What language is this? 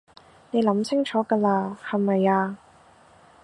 Cantonese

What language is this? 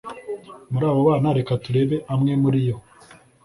Kinyarwanda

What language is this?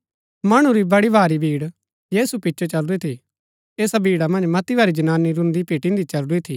Gaddi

